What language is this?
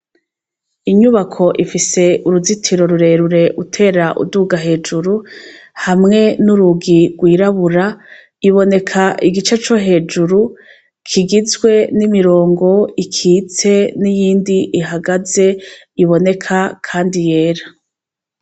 Rundi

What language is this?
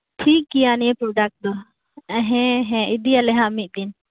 Santali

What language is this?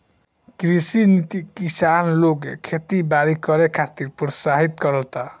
Bhojpuri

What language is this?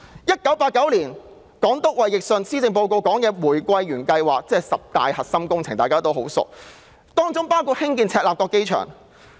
Cantonese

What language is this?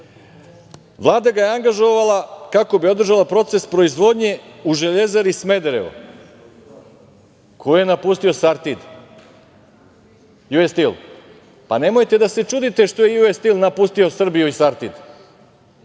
Serbian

